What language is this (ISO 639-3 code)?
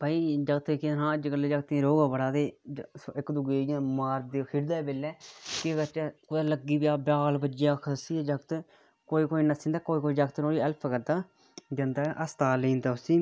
doi